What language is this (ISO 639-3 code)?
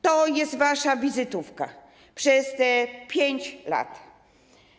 pol